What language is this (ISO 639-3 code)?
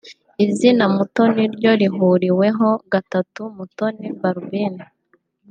kin